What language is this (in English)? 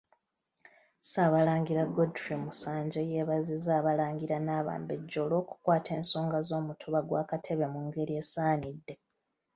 Ganda